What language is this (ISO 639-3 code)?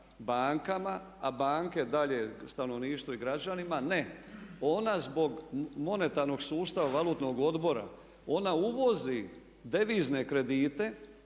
hrv